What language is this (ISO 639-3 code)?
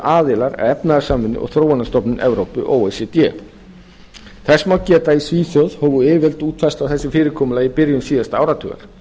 isl